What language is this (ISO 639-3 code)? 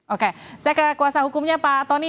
ind